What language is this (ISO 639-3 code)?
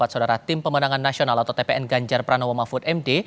ind